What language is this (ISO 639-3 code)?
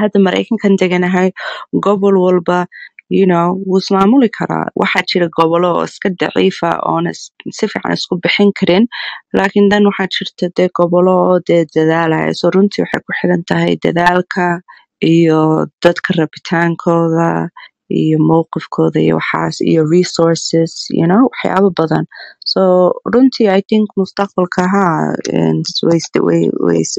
ara